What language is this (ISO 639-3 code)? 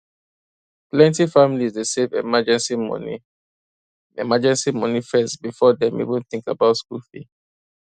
pcm